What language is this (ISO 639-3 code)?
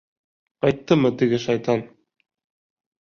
bak